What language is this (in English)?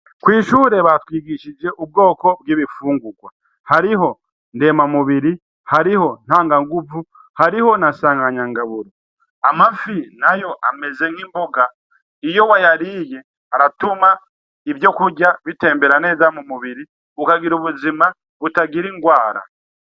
Rundi